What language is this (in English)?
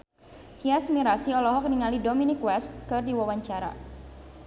Sundanese